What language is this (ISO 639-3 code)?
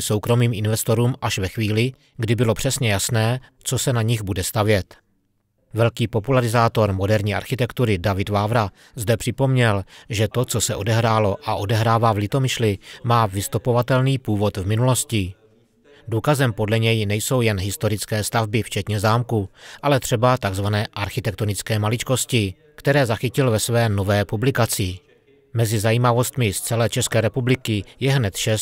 ces